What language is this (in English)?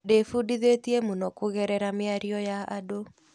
Kikuyu